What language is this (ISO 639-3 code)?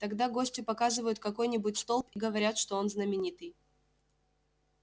rus